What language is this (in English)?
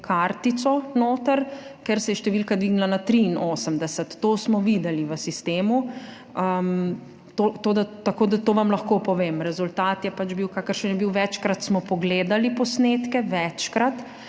Slovenian